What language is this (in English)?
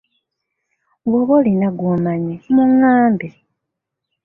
Ganda